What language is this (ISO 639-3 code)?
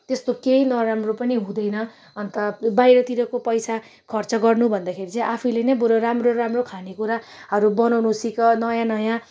nep